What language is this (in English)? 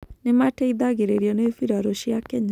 Kikuyu